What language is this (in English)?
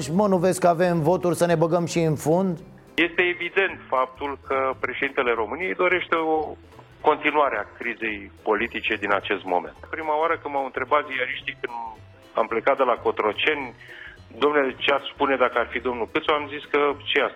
Romanian